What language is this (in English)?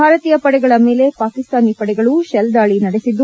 Kannada